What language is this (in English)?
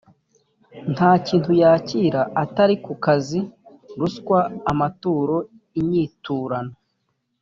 Kinyarwanda